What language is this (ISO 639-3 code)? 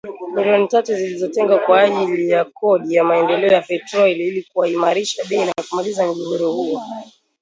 swa